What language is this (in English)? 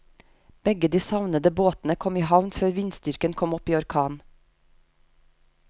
Norwegian